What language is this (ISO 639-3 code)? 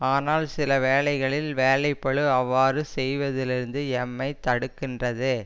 tam